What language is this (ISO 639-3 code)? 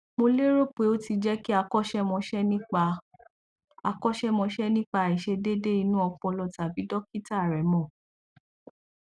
yor